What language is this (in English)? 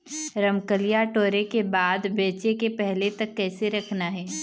Chhattisgarhi